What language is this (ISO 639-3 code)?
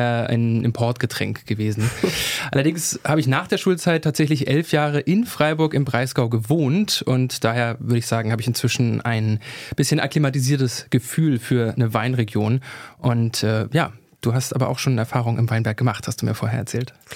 deu